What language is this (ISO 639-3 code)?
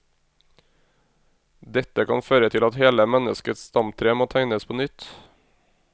nor